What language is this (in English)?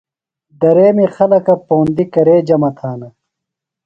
Phalura